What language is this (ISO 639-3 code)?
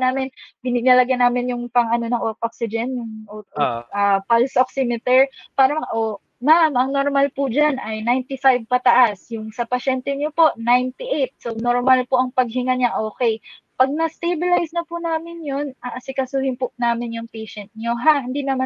fil